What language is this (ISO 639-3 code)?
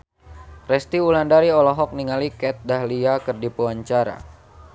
sun